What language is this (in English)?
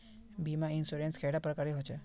Magahi